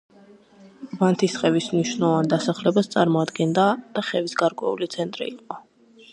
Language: Georgian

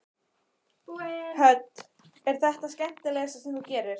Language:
Icelandic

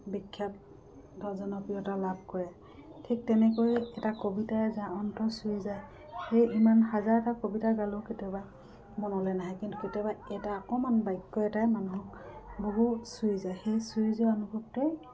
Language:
Assamese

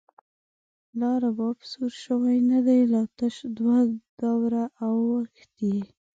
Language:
Pashto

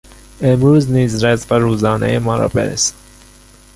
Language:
Persian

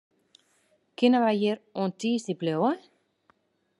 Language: Western Frisian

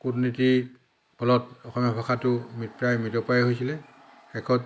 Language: Assamese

